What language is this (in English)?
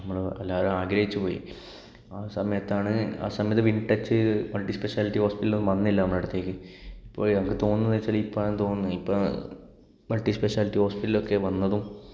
Malayalam